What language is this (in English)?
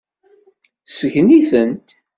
Kabyle